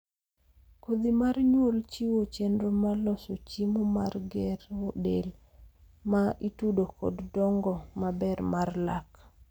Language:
Luo (Kenya and Tanzania)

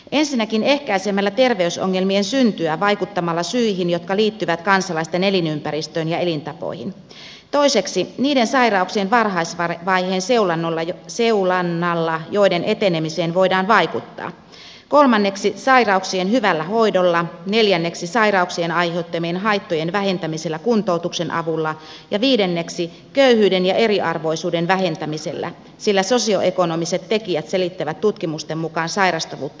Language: Finnish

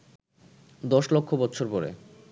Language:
Bangla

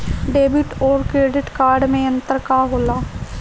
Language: Bhojpuri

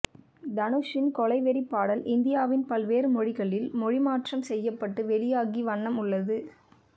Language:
Tamil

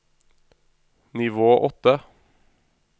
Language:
Norwegian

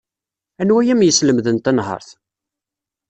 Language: Kabyle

